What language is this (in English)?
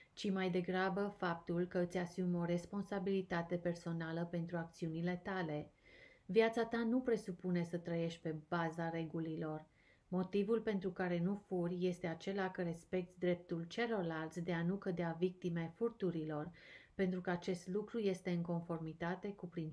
Romanian